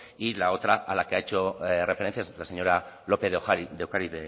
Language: Spanish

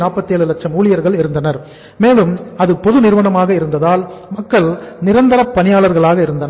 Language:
Tamil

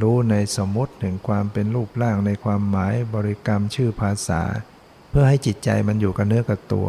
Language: Thai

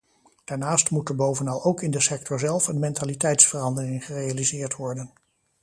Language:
Dutch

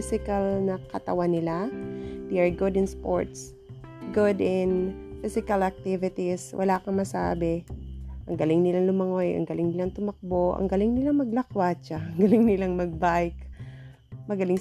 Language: Filipino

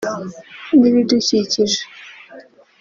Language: Kinyarwanda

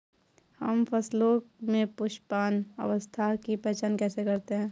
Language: Hindi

